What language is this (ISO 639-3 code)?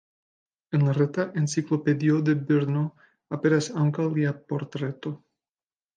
epo